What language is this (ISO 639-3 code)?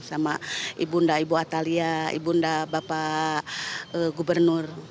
ind